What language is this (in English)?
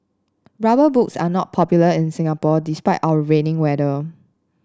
English